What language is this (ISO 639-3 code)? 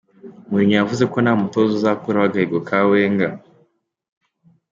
kin